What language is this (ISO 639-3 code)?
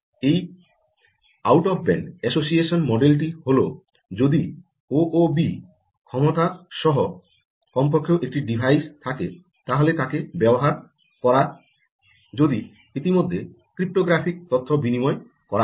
ben